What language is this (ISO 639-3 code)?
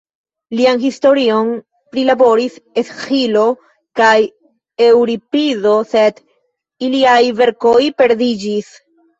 epo